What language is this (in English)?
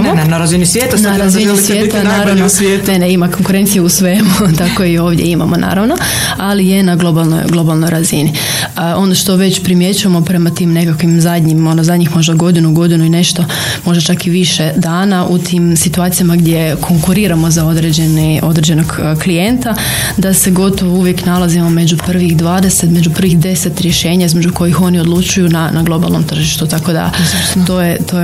Croatian